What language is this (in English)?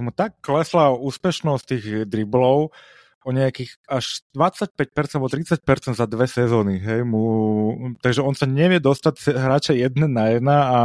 Slovak